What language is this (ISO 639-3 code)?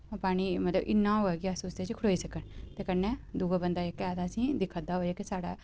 doi